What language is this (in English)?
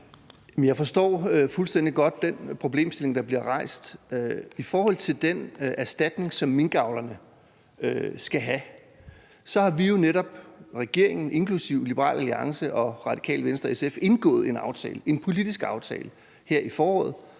Danish